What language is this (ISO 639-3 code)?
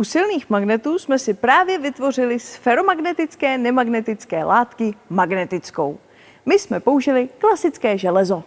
ces